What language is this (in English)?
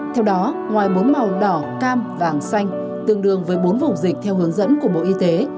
Vietnamese